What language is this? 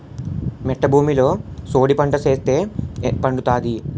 Telugu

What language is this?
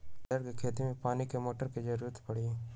Magahi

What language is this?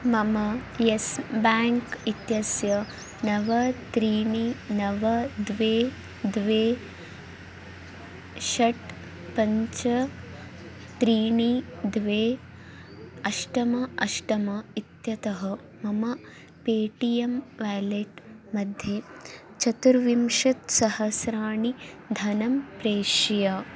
Sanskrit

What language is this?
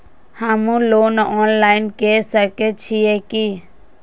Maithili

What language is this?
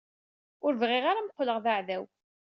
Kabyle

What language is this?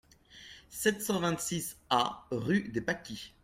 French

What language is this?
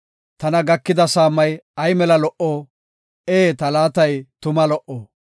Gofa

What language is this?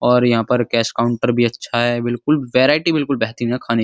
Hindi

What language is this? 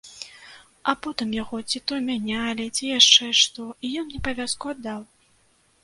Belarusian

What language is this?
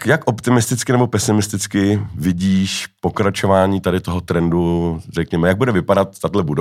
Czech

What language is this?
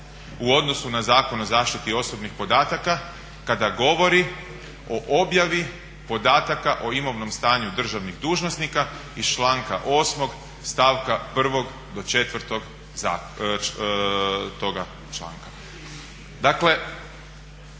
Croatian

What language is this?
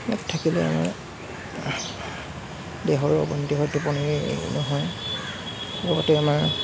Assamese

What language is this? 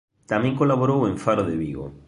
Galician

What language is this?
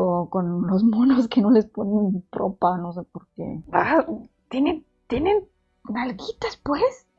Spanish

